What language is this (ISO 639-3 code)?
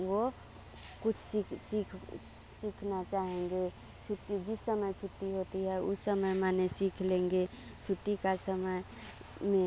hin